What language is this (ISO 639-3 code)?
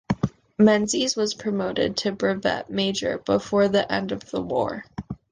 eng